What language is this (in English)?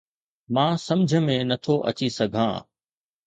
Sindhi